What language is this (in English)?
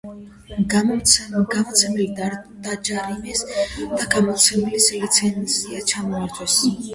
Georgian